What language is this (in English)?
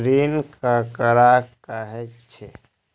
Maithili